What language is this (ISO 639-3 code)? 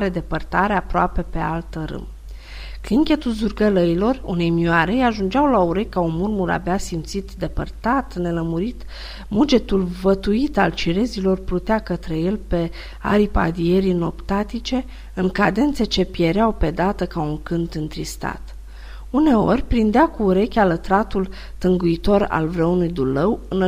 ron